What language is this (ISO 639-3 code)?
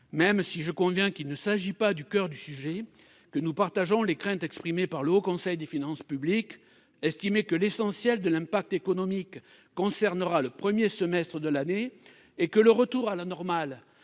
fra